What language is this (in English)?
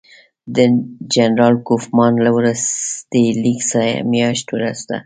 Pashto